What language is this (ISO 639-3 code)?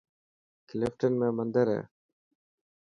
mki